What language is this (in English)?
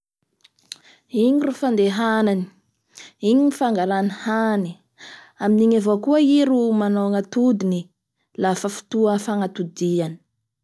Bara Malagasy